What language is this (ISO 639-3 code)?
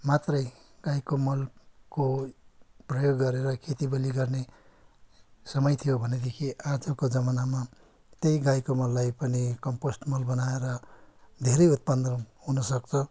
nep